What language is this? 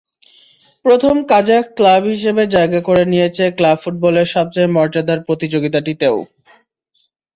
Bangla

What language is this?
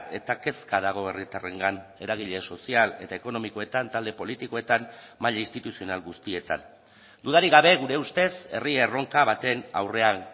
Basque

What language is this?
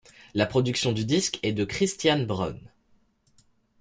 French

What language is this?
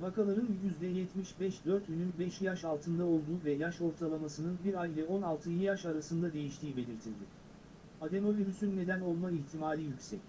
Turkish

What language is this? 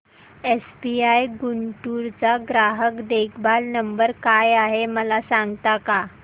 Marathi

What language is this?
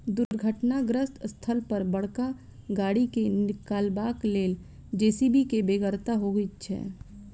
Maithili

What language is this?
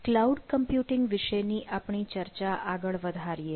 Gujarati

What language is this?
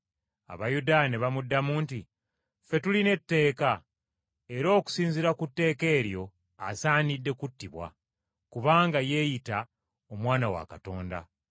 Ganda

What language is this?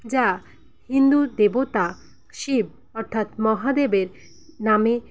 Bangla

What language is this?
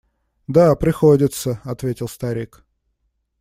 Russian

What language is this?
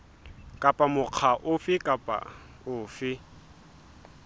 Southern Sotho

